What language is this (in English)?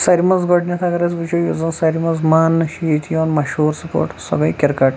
Kashmiri